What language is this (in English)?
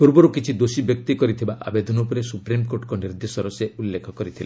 Odia